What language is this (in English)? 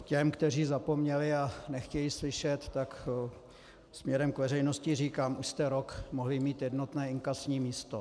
Czech